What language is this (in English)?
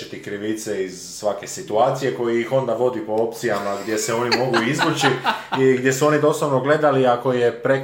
Croatian